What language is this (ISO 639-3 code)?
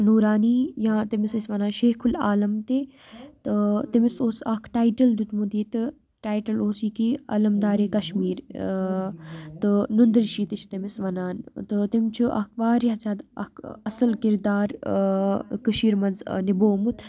kas